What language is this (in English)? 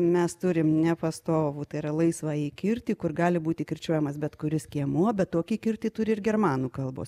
Lithuanian